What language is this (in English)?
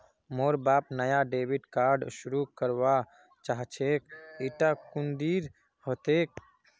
Magahi